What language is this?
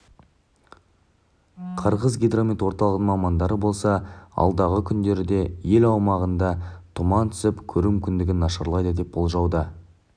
Kazakh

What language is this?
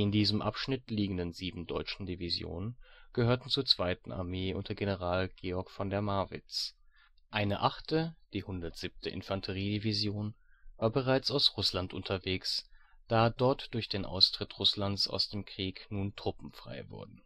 German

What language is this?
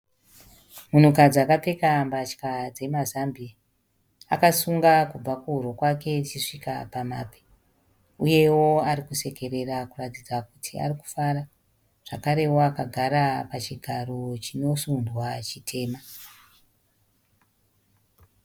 Shona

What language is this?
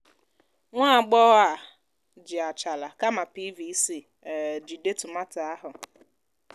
Igbo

